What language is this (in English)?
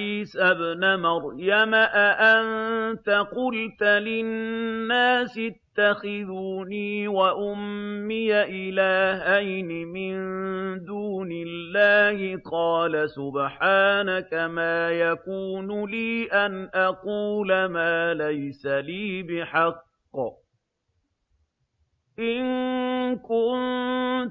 Arabic